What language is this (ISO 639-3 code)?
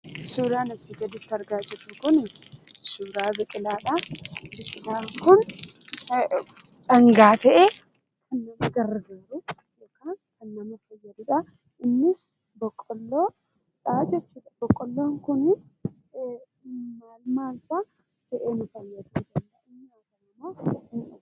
orm